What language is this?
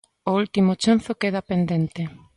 Galician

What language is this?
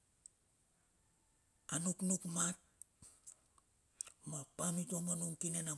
Bilur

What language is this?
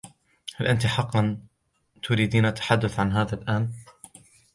Arabic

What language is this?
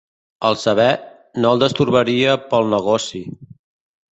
Catalan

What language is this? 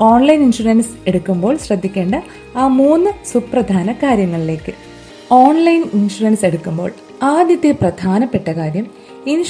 Malayalam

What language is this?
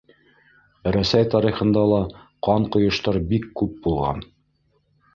Bashkir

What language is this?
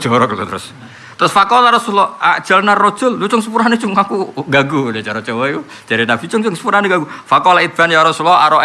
Indonesian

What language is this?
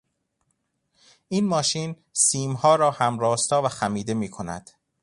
Persian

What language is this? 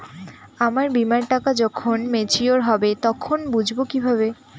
Bangla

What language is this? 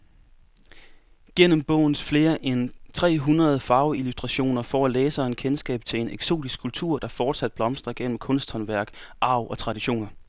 Danish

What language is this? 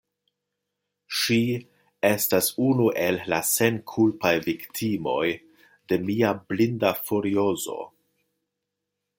Esperanto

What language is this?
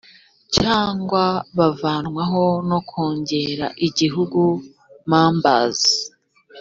Kinyarwanda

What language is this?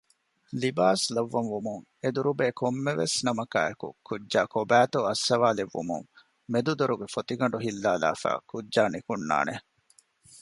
Divehi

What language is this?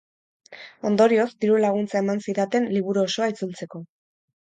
Basque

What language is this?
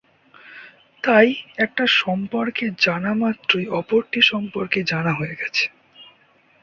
Bangla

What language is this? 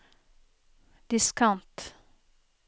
Norwegian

